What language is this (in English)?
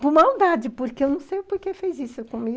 Portuguese